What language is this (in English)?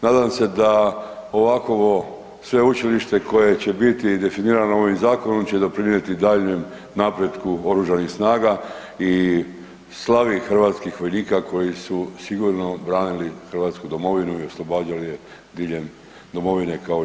Croatian